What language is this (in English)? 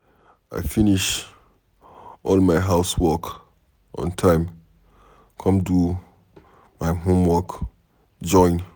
Nigerian Pidgin